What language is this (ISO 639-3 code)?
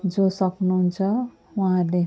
nep